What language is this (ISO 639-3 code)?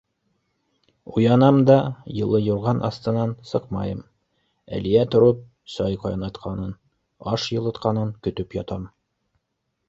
bak